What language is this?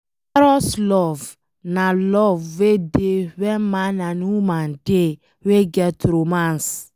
Nigerian Pidgin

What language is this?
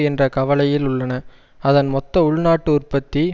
Tamil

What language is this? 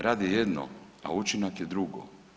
Croatian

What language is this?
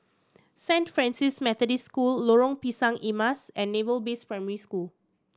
English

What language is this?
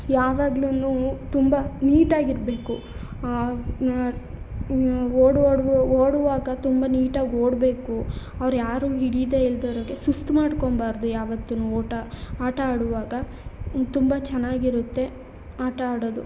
Kannada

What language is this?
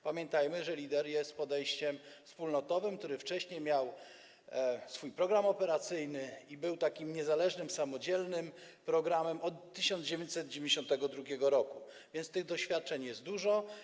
Polish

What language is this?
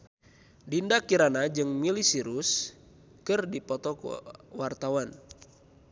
Sundanese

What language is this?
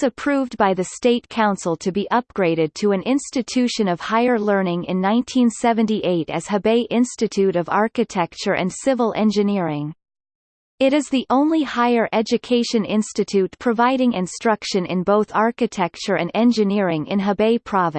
English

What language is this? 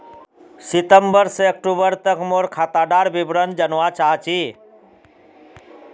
Magahi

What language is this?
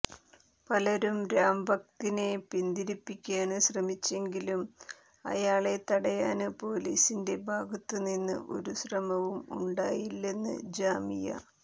Malayalam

